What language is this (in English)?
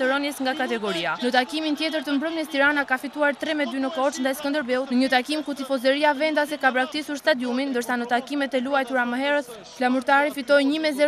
Romanian